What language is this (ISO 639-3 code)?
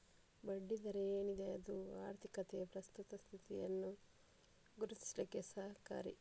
kan